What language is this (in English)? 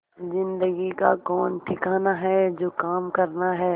Hindi